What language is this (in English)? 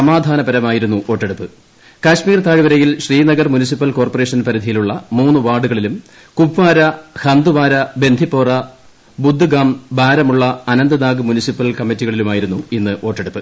Malayalam